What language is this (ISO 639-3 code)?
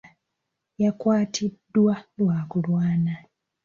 lug